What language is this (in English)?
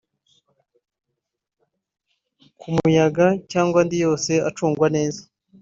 Kinyarwanda